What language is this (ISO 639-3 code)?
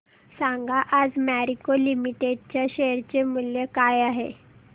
mar